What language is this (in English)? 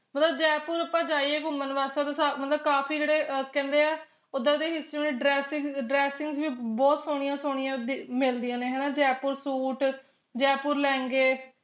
Punjabi